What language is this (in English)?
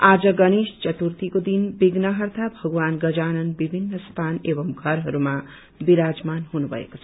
Nepali